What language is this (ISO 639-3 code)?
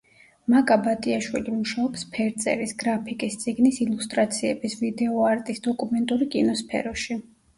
kat